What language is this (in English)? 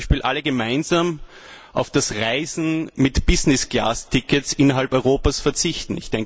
German